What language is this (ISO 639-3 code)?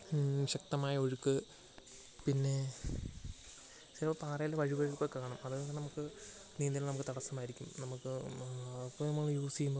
mal